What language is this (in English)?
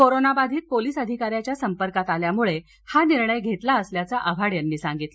Marathi